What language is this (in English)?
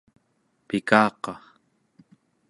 Central Yupik